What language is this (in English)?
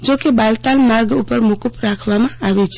Gujarati